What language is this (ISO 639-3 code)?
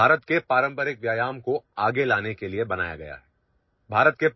asm